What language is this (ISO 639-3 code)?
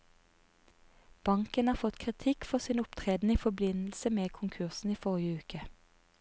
nor